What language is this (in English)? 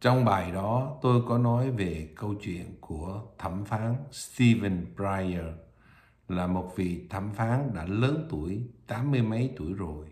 Vietnamese